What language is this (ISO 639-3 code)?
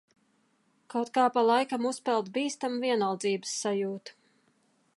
lav